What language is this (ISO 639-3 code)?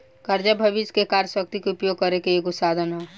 bho